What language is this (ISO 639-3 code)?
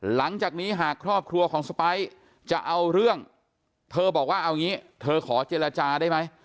tha